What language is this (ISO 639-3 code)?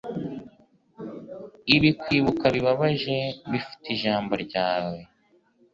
kin